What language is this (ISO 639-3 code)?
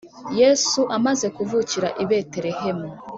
kin